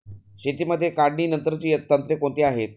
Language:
Marathi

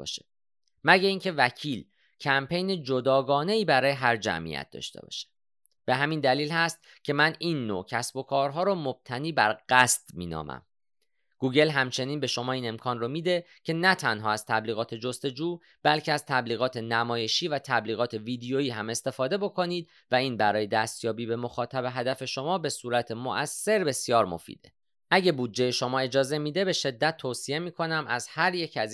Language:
Persian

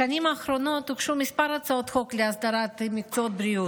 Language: Hebrew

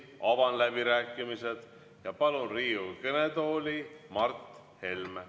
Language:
Estonian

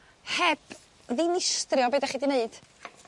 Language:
Welsh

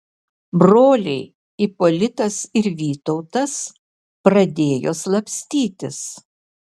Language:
Lithuanian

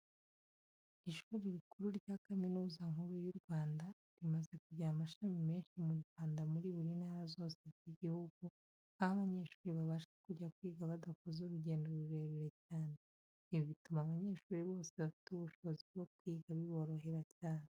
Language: Kinyarwanda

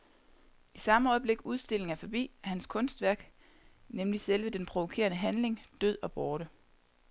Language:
Danish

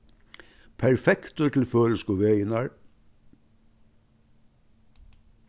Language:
Faroese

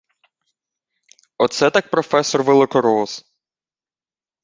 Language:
Ukrainian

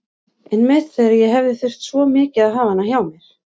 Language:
Icelandic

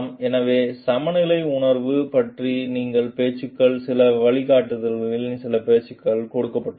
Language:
Tamil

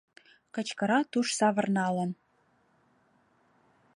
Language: Mari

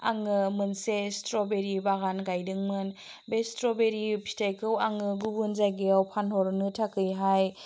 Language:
Bodo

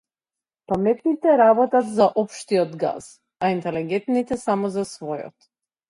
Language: Macedonian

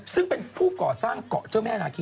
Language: Thai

